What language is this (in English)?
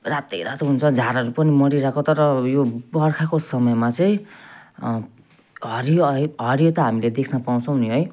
Nepali